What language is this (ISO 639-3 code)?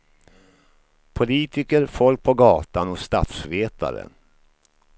swe